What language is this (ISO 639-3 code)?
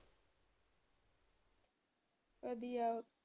pan